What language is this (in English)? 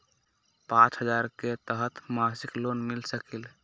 Magahi